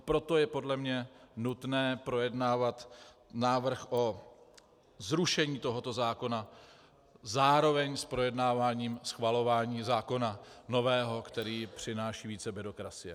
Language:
Czech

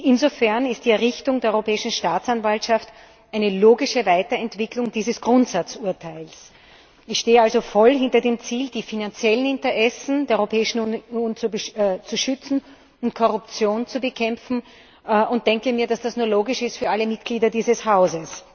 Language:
German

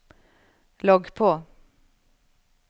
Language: Norwegian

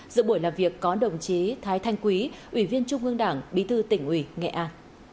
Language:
Vietnamese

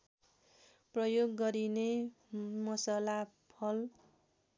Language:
Nepali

